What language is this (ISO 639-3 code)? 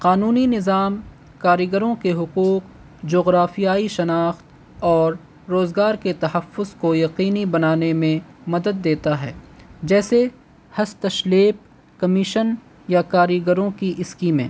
urd